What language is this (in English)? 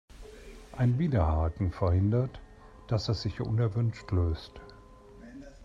German